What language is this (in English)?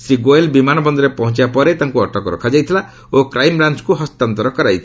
Odia